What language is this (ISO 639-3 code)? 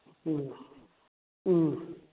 mni